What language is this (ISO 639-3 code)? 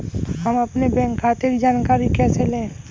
hin